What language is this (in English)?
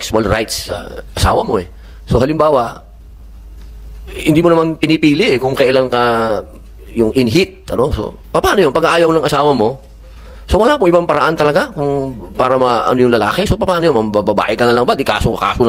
Filipino